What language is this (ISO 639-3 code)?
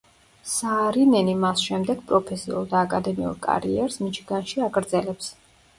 kat